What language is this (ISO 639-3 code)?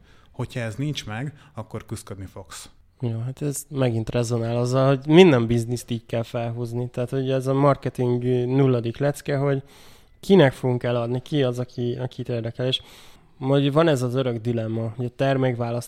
hun